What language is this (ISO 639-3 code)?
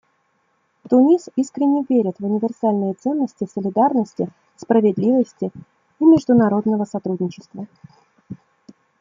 rus